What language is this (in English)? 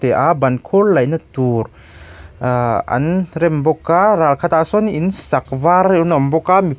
Mizo